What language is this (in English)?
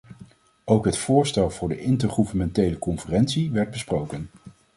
Dutch